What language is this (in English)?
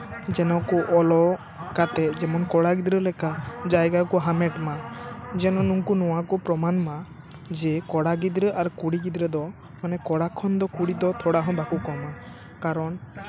Santali